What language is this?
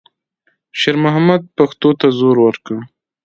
Pashto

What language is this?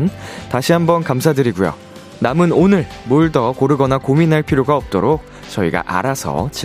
Korean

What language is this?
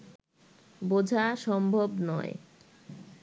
Bangla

